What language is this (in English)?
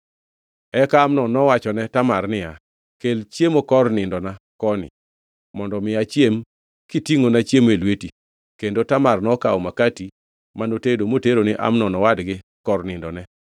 Luo (Kenya and Tanzania)